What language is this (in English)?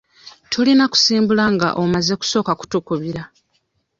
Ganda